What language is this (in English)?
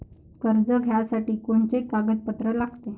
Marathi